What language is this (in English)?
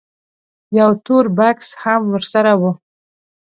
Pashto